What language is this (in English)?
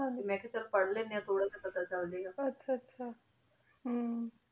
Punjabi